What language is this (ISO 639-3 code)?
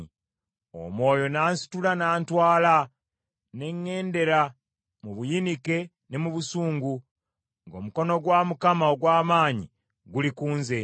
lug